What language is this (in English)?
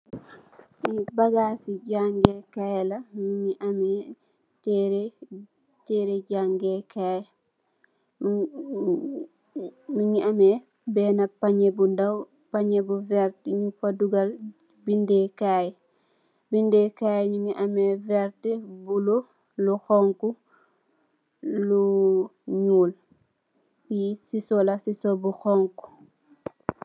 Wolof